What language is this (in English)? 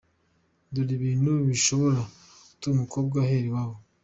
Kinyarwanda